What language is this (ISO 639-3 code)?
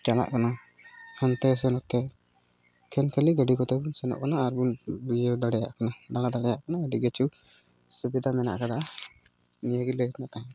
sat